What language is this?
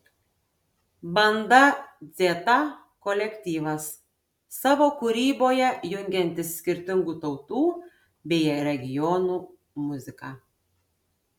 Lithuanian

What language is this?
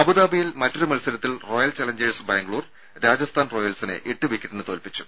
Malayalam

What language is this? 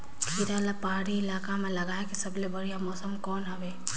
Chhattisgarhi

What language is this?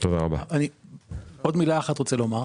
Hebrew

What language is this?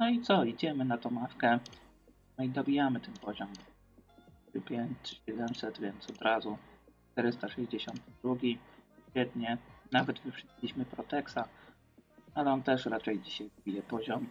Polish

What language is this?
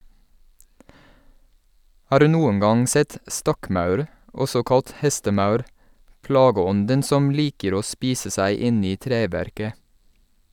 Norwegian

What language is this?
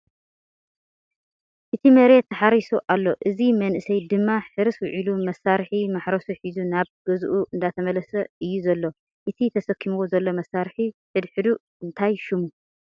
Tigrinya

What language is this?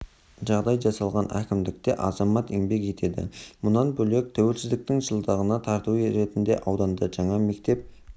Kazakh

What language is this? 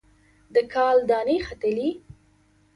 Pashto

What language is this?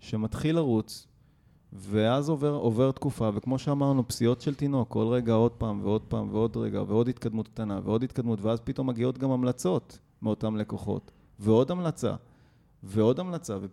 Hebrew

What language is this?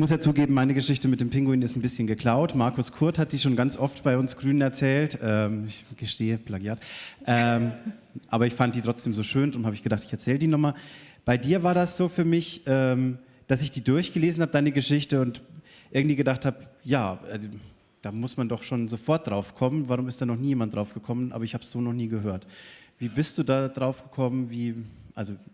German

